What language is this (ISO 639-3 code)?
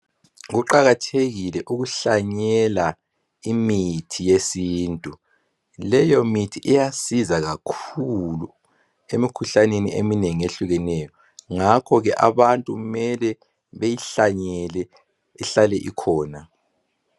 nde